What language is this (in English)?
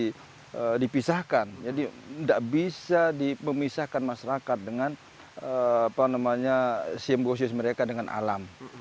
Indonesian